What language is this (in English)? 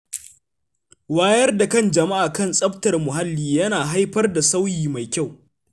Hausa